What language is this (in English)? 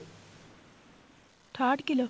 Punjabi